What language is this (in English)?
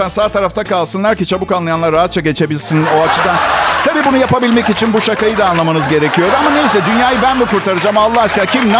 Turkish